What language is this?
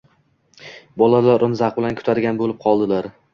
Uzbek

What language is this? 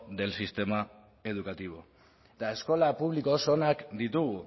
Basque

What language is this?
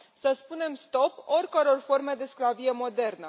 Romanian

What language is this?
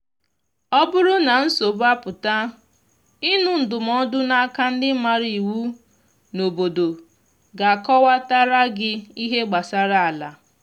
Igbo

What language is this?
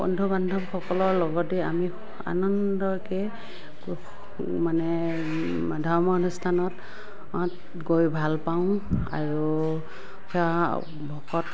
Assamese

